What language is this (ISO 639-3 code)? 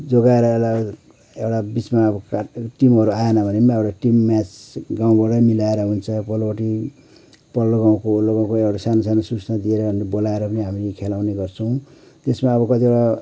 nep